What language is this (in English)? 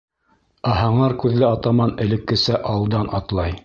Bashkir